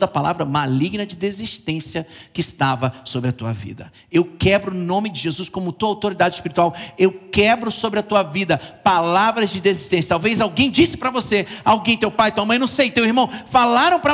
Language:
Portuguese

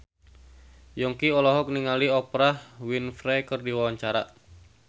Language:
Sundanese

